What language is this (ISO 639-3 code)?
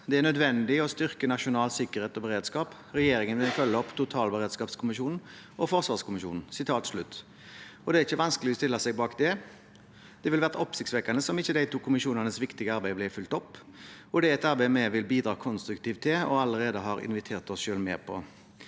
nor